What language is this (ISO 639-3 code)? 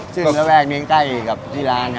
tha